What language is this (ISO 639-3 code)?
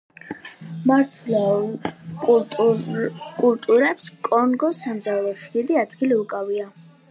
kat